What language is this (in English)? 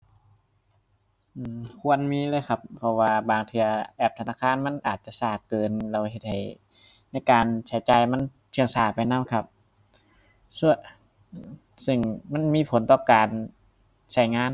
Thai